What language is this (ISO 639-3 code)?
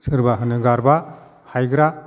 brx